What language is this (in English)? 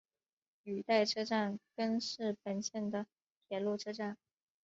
Chinese